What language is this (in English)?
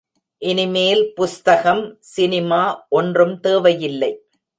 Tamil